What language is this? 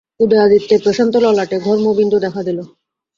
Bangla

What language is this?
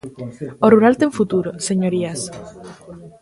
Galician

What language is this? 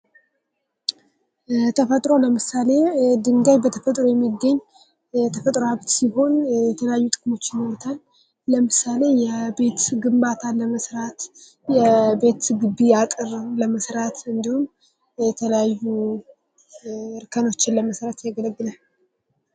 Amharic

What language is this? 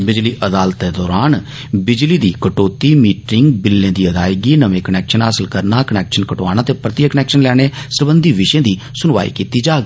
Dogri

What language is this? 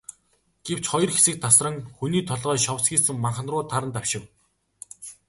Mongolian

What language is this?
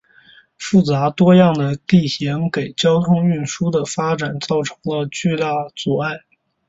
Chinese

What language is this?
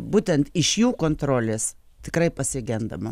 Lithuanian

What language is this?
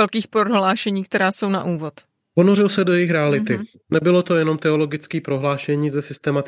Czech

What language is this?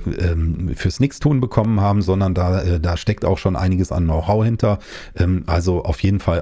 German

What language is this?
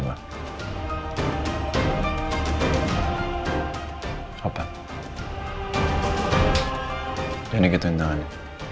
Indonesian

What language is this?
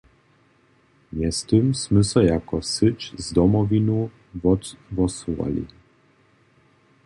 Upper Sorbian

